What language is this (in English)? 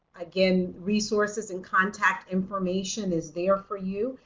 English